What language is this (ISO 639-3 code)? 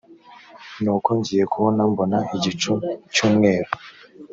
kin